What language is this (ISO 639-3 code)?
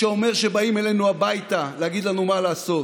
heb